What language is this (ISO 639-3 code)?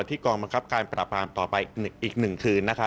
tha